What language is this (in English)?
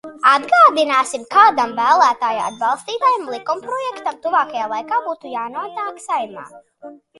Latvian